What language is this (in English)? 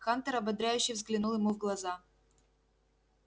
Russian